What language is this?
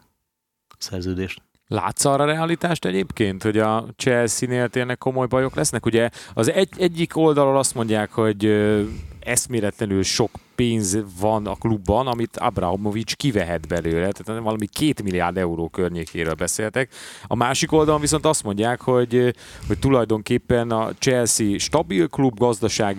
Hungarian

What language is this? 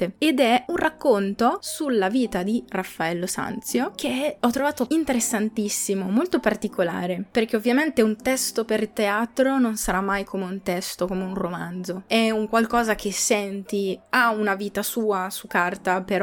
Italian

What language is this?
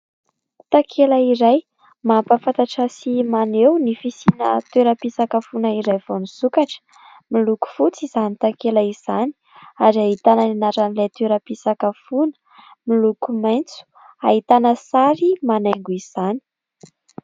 Malagasy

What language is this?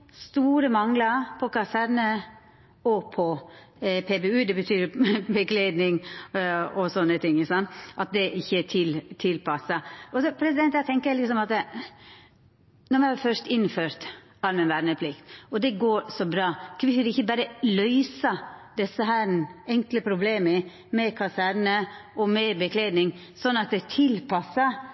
Norwegian Nynorsk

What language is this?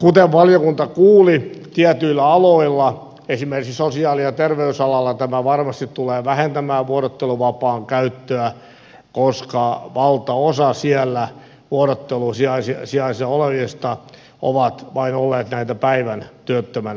Finnish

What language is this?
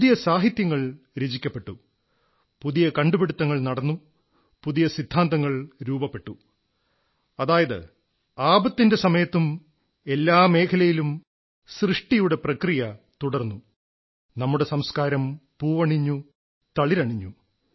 Malayalam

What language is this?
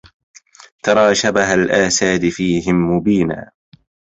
Arabic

